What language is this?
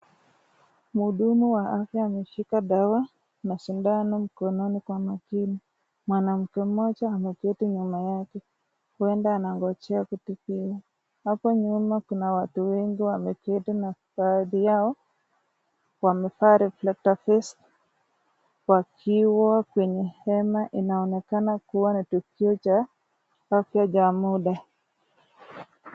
Swahili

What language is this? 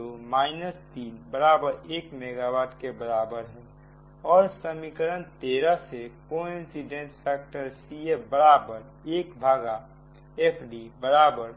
Hindi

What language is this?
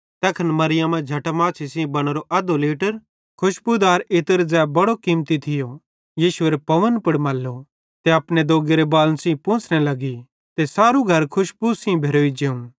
Bhadrawahi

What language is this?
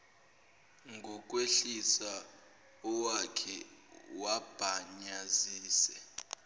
Zulu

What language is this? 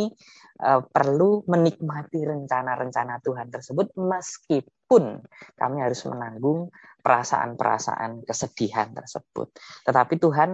Indonesian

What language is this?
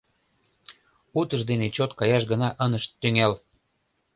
Mari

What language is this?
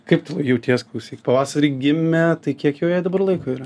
Lithuanian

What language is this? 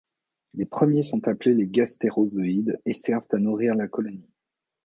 French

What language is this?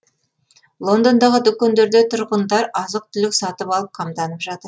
Kazakh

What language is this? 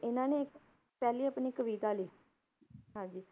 Punjabi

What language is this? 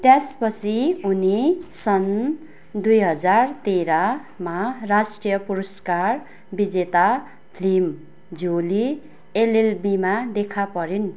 Nepali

